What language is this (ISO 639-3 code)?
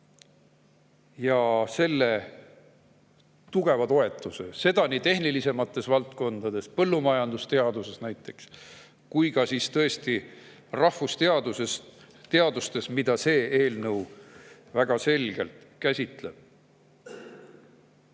est